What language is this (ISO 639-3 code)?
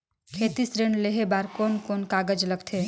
hne